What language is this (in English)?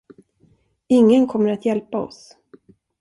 Swedish